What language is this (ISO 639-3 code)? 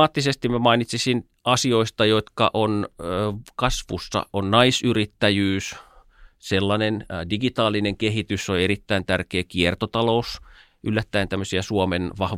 fin